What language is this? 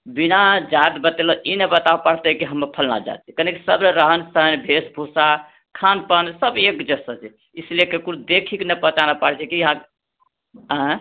Maithili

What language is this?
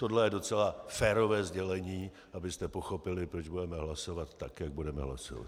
Czech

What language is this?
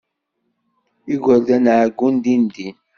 Kabyle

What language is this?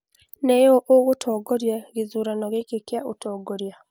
Kikuyu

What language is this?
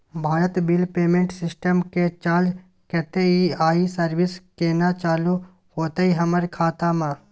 Maithili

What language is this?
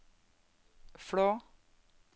Norwegian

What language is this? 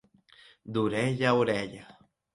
Catalan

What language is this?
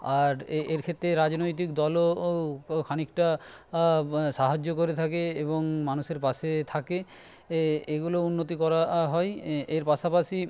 Bangla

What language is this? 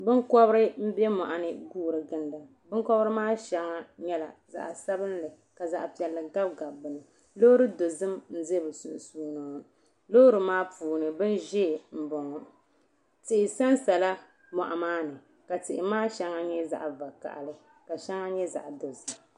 Dagbani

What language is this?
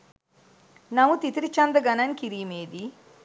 Sinhala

